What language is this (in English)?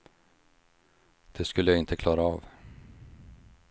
Swedish